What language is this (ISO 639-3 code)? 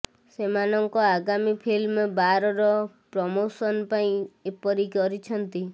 ori